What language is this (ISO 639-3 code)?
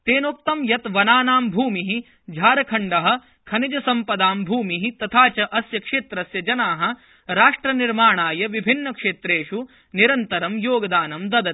san